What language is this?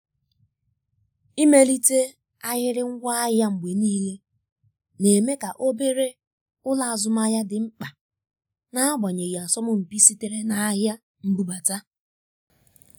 Igbo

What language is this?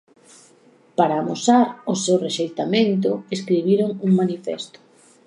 Galician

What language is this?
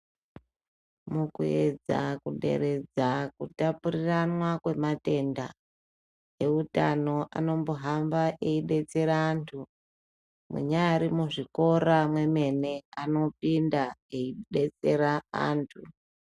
Ndau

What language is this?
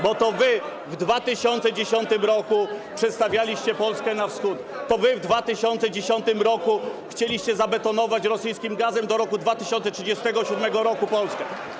Polish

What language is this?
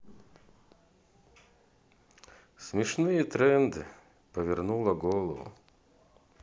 Russian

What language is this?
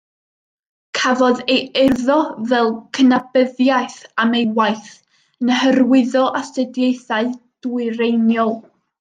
Welsh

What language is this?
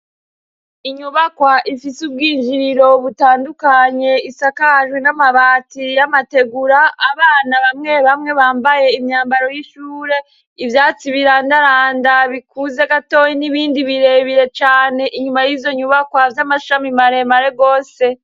Rundi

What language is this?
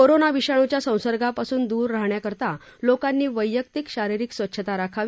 Marathi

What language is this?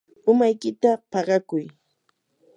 Yanahuanca Pasco Quechua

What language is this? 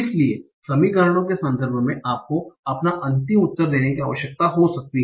Hindi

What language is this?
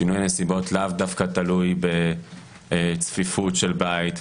Hebrew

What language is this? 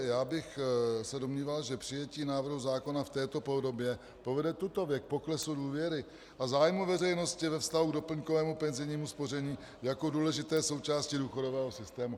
Czech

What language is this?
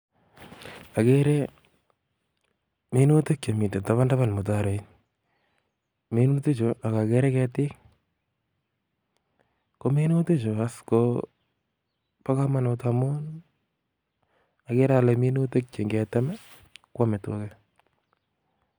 Kalenjin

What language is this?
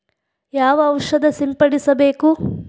Kannada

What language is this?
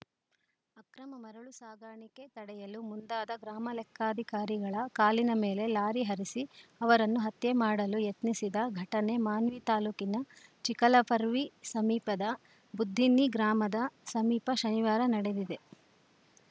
Kannada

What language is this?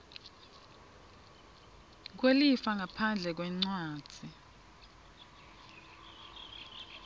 Swati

